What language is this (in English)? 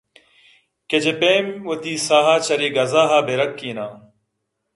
Eastern Balochi